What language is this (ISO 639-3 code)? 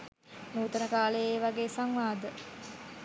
sin